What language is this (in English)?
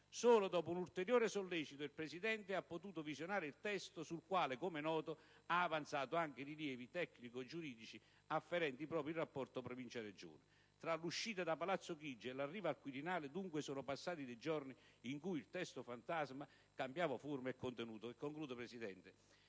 Italian